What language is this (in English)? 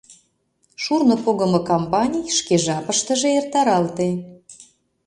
Mari